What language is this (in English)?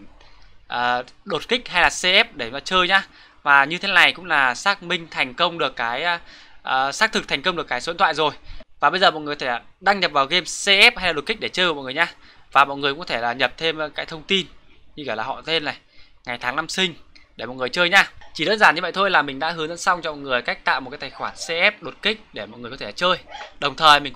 Vietnamese